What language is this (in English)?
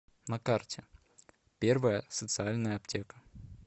Russian